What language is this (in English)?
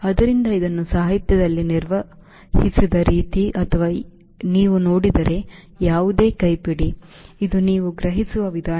Kannada